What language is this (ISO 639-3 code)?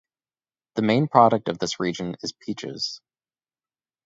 eng